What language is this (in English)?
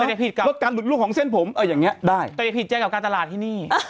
Thai